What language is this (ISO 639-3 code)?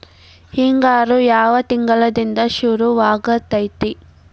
kan